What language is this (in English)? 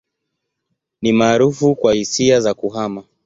Swahili